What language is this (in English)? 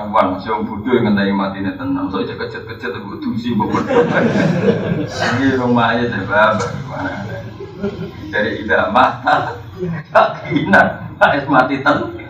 Indonesian